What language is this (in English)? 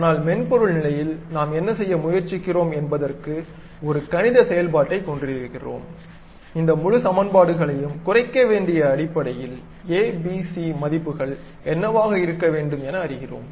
Tamil